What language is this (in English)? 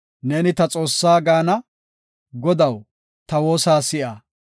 Gofa